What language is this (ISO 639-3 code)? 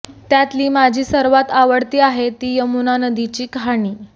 mar